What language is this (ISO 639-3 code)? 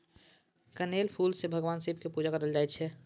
mai